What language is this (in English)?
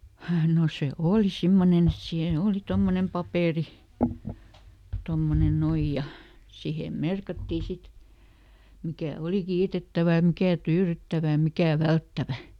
Finnish